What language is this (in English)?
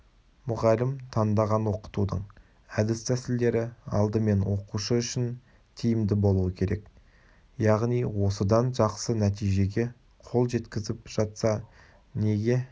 Kazakh